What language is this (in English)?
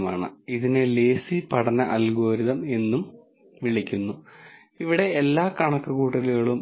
Malayalam